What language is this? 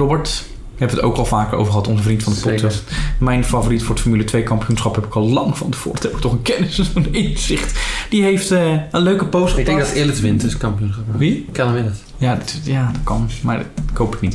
Dutch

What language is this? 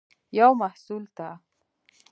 Pashto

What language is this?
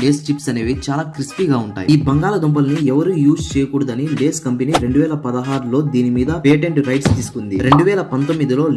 Telugu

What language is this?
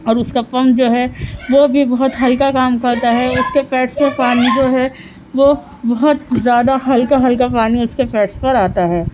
Urdu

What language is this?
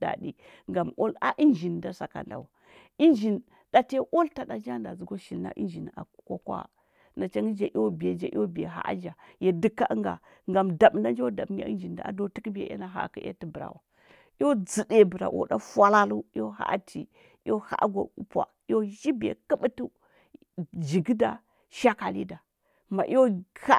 Huba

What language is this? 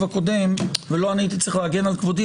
Hebrew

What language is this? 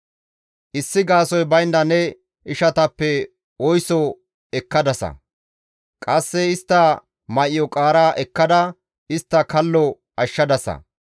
Gamo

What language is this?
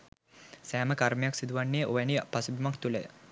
Sinhala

